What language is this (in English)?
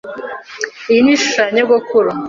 Kinyarwanda